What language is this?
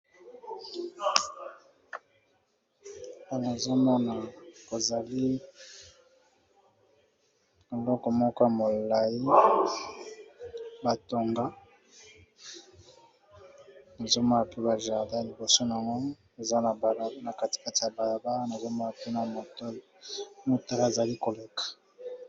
Lingala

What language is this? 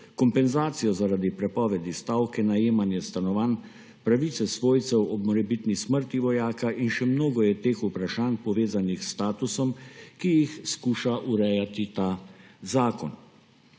Slovenian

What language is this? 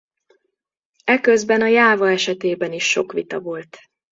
Hungarian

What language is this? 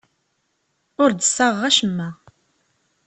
Kabyle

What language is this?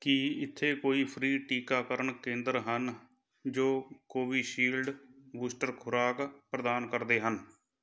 Punjabi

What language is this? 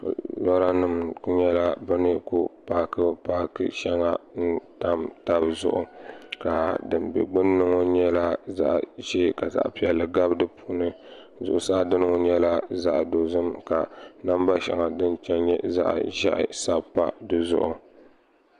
Dagbani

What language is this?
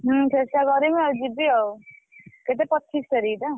Odia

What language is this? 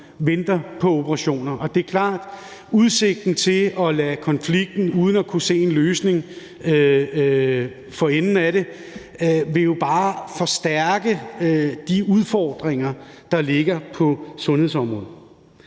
Danish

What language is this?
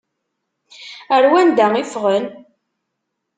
Kabyle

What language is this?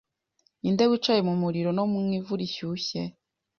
Kinyarwanda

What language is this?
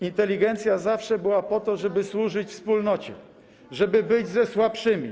Polish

